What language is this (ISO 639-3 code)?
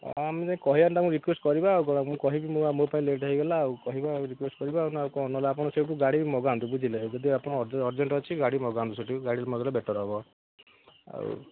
ori